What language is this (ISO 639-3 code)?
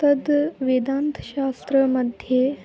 san